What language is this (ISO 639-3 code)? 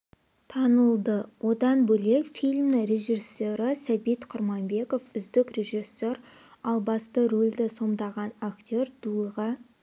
kaz